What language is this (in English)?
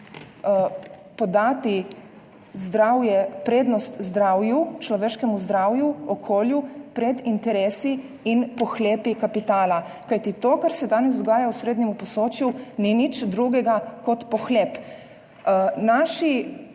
Slovenian